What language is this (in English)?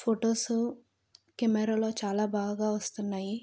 Telugu